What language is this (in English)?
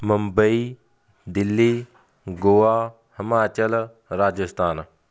Punjabi